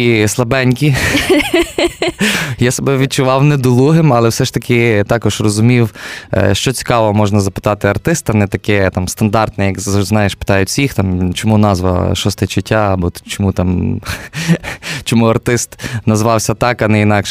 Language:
Ukrainian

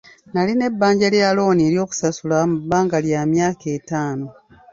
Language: Ganda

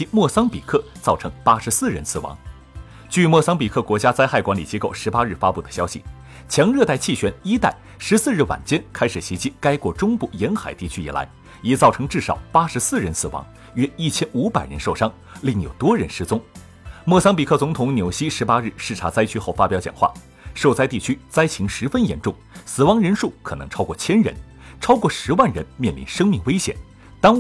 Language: Chinese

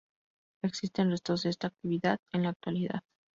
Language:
Spanish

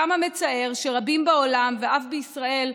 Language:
Hebrew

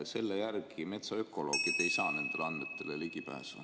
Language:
Estonian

